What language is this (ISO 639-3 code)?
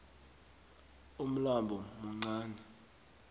nbl